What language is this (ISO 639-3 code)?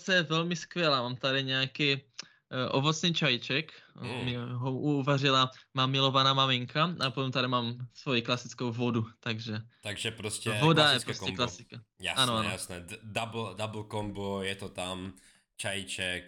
ces